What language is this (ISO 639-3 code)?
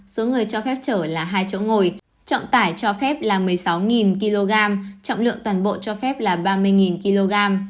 vie